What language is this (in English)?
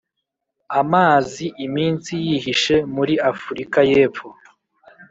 Kinyarwanda